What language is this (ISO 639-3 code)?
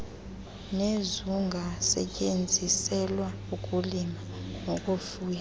xho